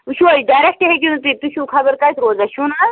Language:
Kashmiri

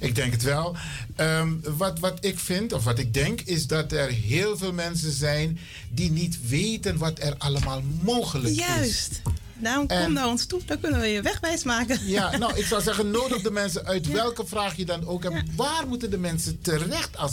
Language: Dutch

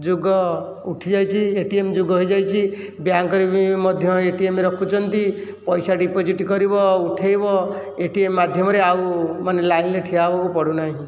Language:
Odia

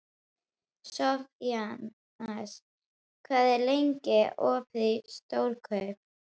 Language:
Icelandic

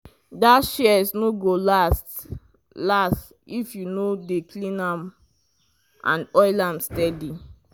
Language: Nigerian Pidgin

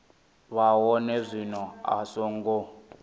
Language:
Venda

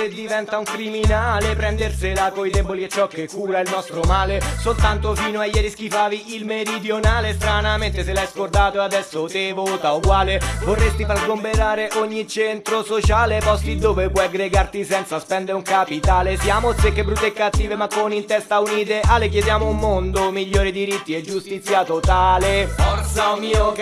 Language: Italian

